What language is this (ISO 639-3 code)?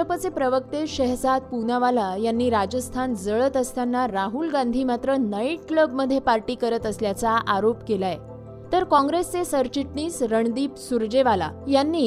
mar